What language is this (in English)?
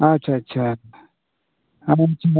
Santali